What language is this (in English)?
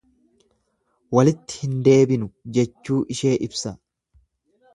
Oromo